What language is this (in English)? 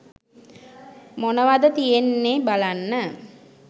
Sinhala